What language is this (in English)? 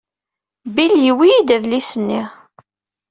Kabyle